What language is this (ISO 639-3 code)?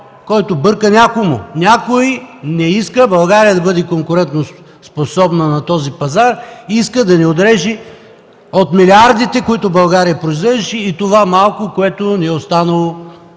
bul